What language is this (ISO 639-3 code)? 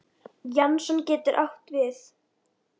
isl